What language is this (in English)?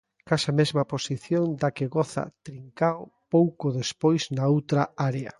Galician